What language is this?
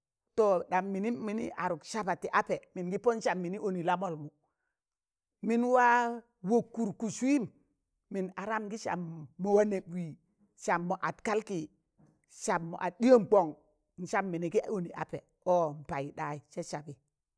Tangale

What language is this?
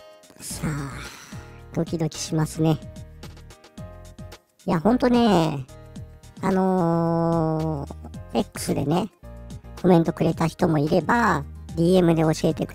Japanese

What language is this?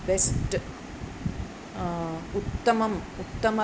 Sanskrit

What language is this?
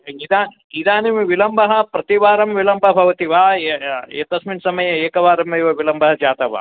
Sanskrit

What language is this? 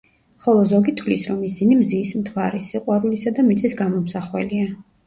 Georgian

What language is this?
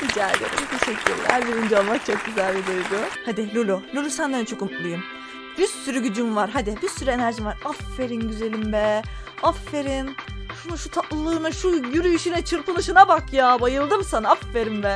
Turkish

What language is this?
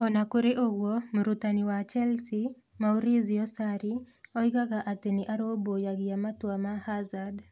Kikuyu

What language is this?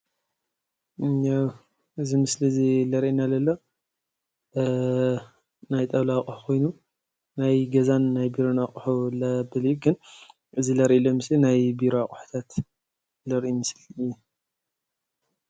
Tigrinya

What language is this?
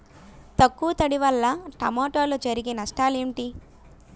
Telugu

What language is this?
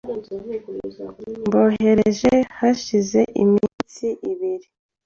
Kinyarwanda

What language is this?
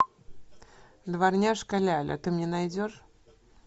Russian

